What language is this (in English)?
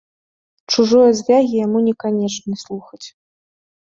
Belarusian